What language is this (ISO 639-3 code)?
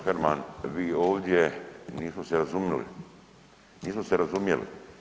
hrv